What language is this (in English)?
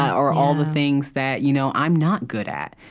English